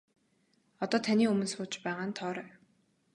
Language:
Mongolian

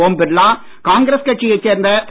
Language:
Tamil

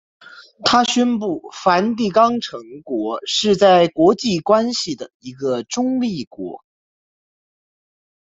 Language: Chinese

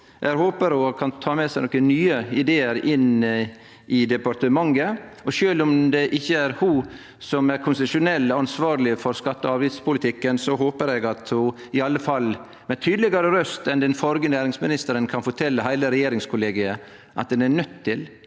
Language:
Norwegian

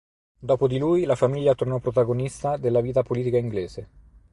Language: Italian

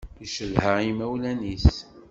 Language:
Kabyle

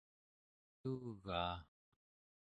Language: Central Yupik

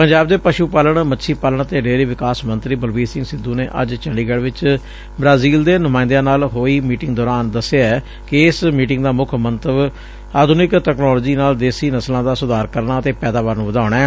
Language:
Punjabi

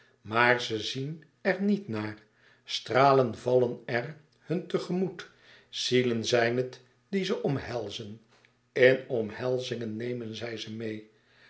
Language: Dutch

